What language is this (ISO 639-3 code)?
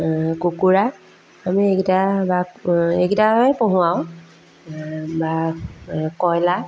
asm